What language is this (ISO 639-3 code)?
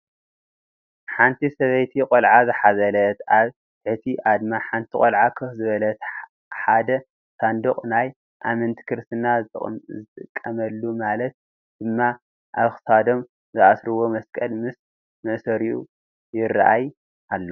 tir